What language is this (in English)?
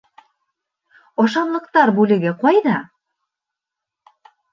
Bashkir